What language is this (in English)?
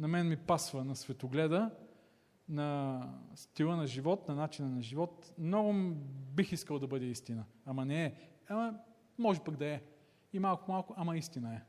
Bulgarian